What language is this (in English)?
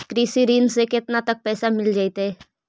Magahi